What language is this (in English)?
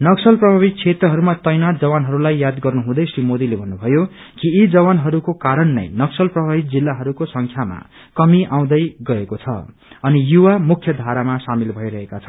Nepali